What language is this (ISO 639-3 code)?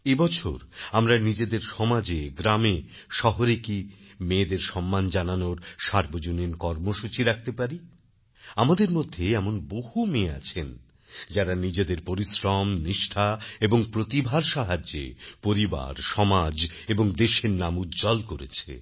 ben